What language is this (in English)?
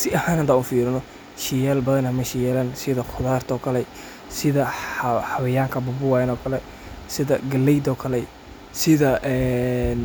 Somali